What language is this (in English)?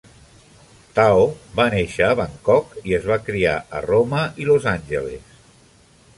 Catalan